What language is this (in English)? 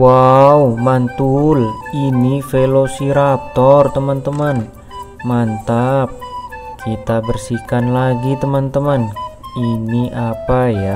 Indonesian